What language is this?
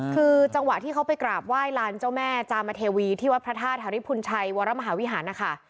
Thai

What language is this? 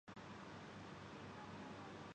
Urdu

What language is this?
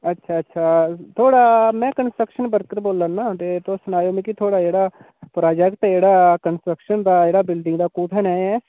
Dogri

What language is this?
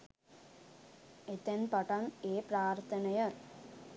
Sinhala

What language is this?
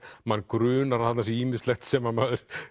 Icelandic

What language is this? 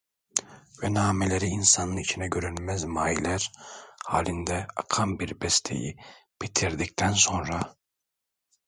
Turkish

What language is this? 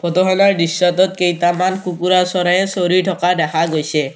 Assamese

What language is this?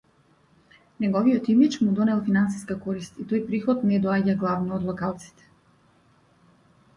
Macedonian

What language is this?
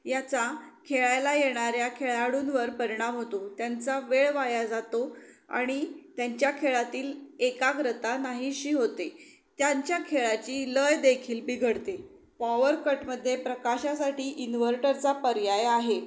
Marathi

